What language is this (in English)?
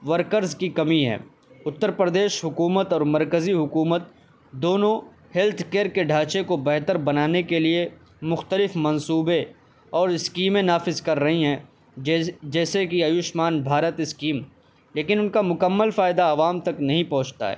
Urdu